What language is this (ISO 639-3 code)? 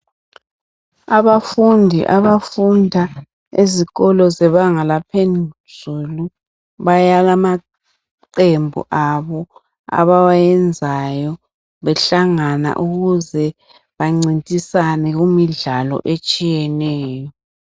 nde